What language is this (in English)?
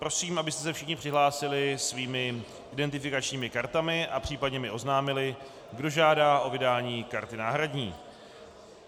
Czech